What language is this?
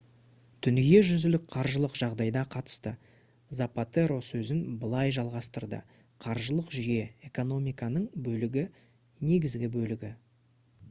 Kazakh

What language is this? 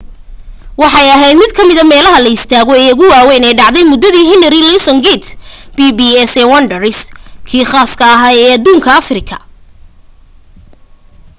Somali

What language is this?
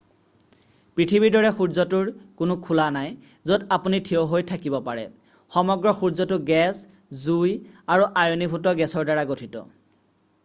Assamese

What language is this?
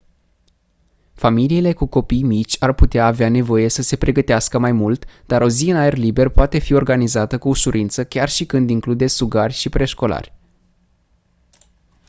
Romanian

